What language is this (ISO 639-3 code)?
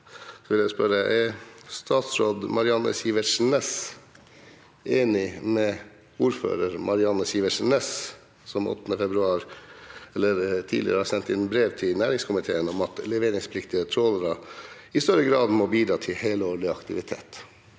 nor